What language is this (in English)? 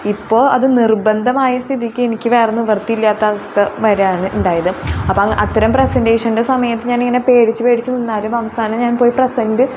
Malayalam